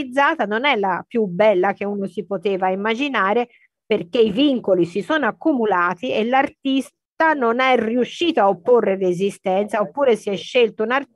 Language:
Italian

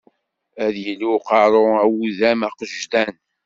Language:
Kabyle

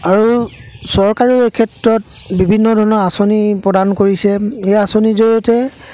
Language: Assamese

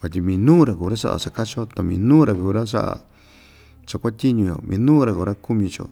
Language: Ixtayutla Mixtec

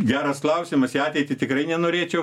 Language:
Lithuanian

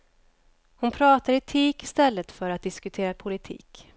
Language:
Swedish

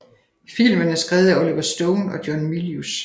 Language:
Danish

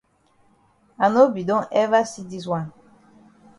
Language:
Cameroon Pidgin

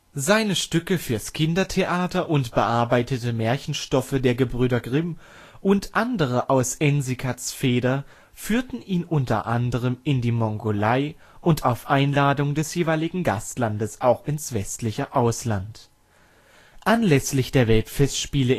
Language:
German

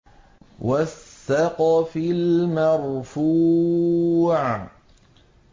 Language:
Arabic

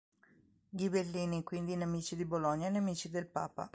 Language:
Italian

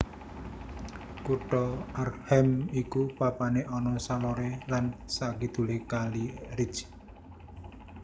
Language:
Javanese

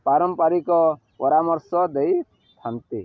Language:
Odia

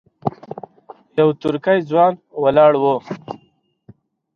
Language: Pashto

